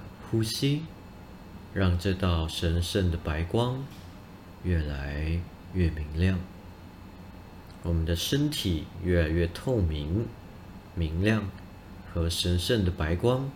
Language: Chinese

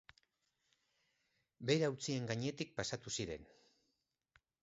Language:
Basque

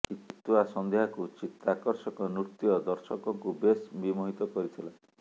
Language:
Odia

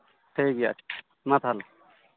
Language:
Santali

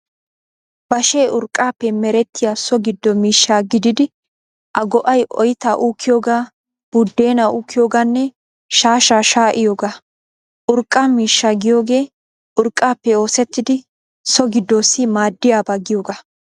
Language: Wolaytta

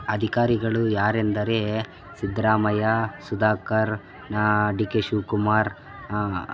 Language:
Kannada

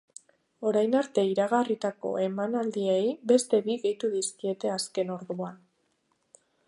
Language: Basque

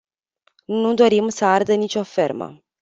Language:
Romanian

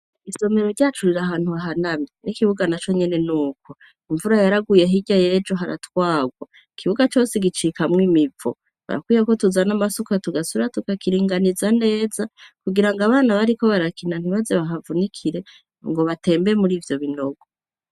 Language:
Rundi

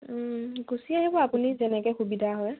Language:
Assamese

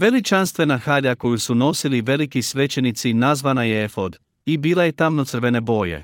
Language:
Croatian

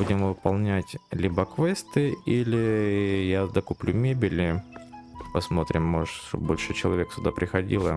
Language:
Russian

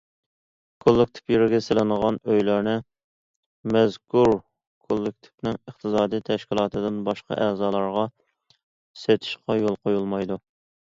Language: Uyghur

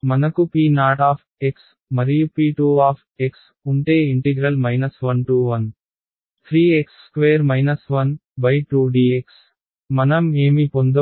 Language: Telugu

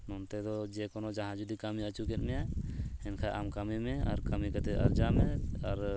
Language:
Santali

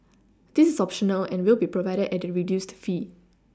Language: English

